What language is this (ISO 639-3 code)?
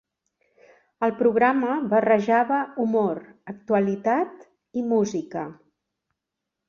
cat